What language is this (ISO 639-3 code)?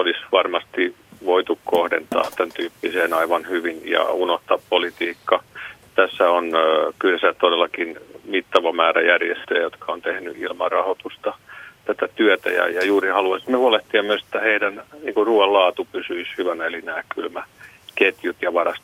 fin